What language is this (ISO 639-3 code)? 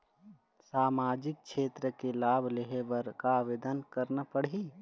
hne